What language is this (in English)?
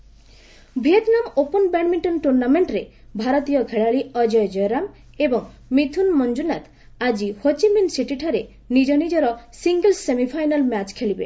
Odia